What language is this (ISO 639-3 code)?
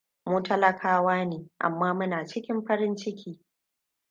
hau